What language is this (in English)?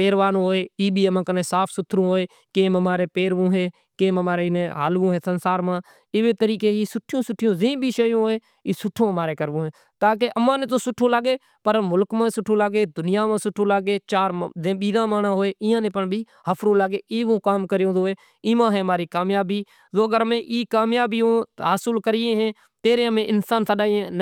Kachi Koli